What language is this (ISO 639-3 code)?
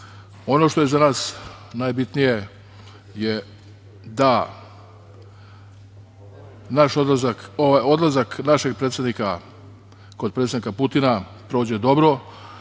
srp